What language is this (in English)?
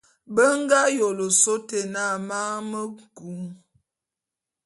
Bulu